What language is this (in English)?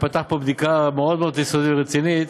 Hebrew